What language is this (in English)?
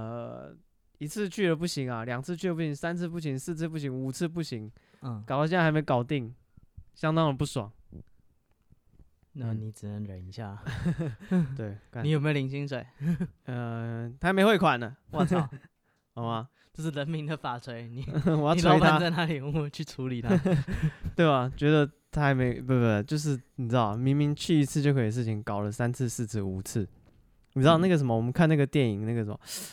Chinese